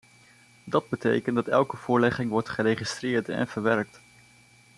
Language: Dutch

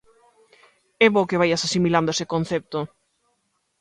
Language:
Galician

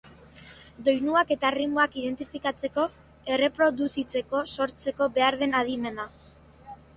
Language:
Basque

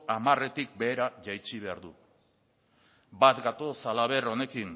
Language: Basque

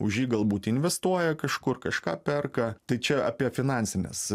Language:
Lithuanian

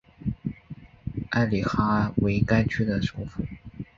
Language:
Chinese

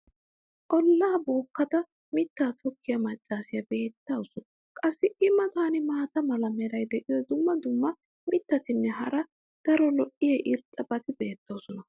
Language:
Wolaytta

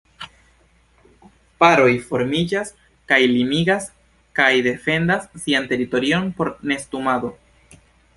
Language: Esperanto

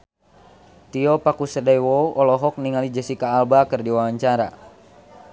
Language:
Sundanese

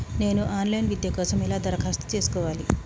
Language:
Telugu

